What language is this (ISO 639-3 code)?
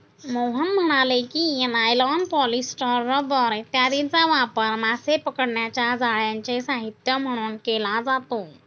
mar